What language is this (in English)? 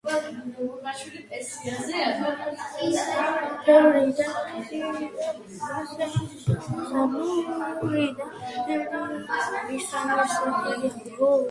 Georgian